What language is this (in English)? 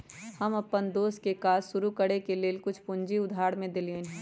Magahi